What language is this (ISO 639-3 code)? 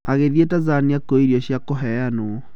kik